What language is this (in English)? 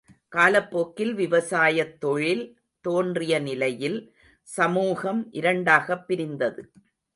Tamil